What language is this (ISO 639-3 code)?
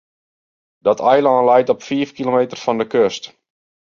fry